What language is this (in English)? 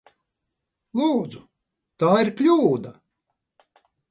Latvian